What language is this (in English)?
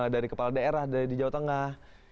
Indonesian